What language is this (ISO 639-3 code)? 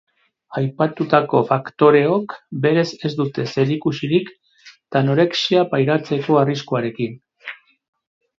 eus